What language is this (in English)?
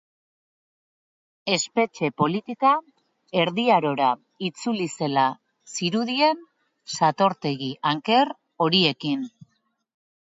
Basque